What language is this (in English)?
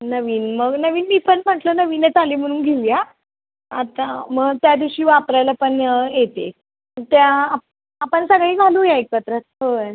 Marathi